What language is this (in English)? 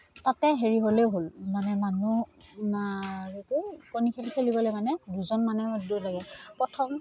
Assamese